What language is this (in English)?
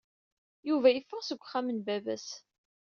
Kabyle